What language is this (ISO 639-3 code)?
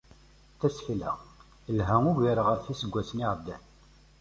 kab